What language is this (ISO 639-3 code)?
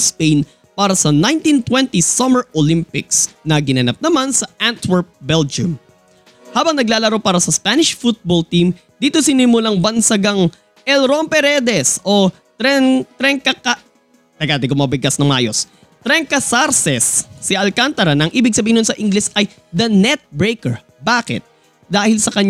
fil